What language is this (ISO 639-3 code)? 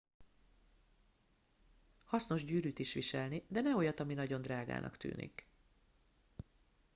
hun